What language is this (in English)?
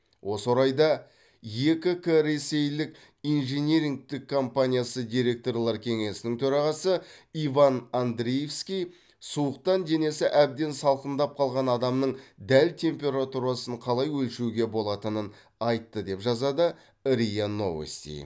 Kazakh